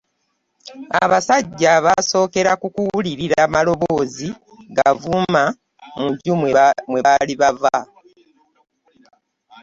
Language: Ganda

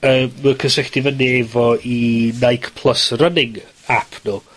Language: Welsh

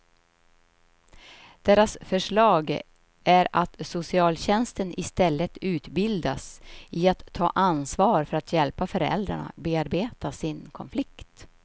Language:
Swedish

